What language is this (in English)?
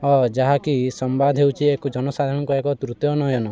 Odia